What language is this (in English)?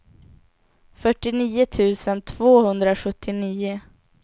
Swedish